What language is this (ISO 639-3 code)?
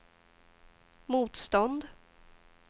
swe